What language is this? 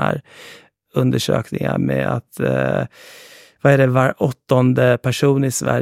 Swedish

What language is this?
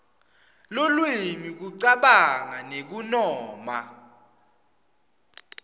Swati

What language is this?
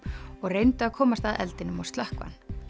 Icelandic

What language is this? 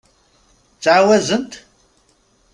Kabyle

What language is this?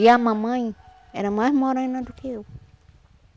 Portuguese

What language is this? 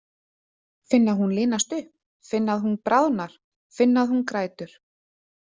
Icelandic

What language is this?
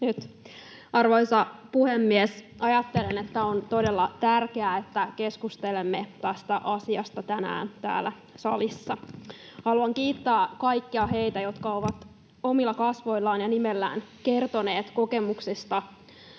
Finnish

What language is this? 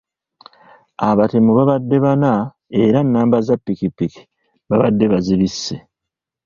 Ganda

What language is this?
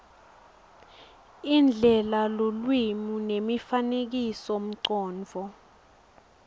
Swati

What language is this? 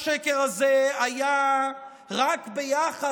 Hebrew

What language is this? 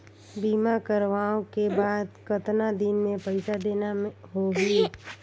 Chhattisgarhi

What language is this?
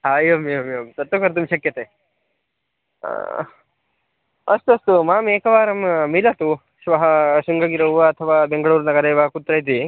Sanskrit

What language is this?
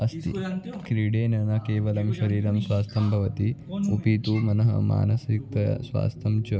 Sanskrit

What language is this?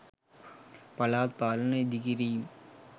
Sinhala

